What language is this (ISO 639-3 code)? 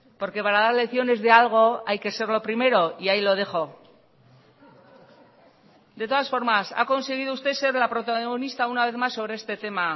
spa